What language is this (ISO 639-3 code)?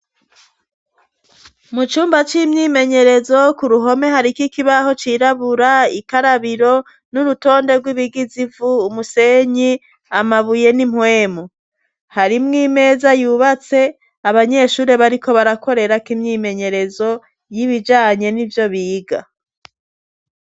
run